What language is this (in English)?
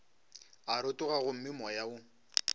Northern Sotho